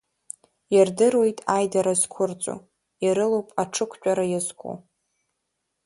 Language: Abkhazian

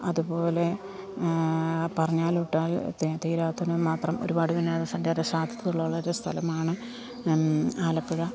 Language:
Malayalam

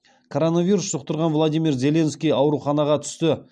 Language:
Kazakh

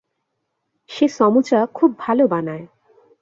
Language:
Bangla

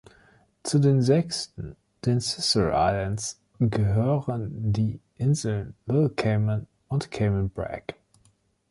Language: German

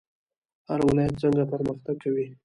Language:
Pashto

